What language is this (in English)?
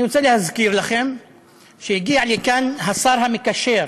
Hebrew